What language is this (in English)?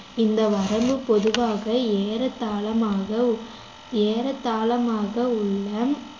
Tamil